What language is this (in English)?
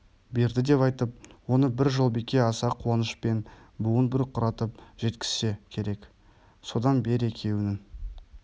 Kazakh